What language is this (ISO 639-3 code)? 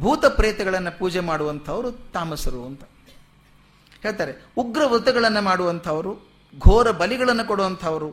kan